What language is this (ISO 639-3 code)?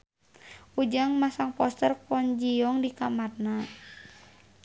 sun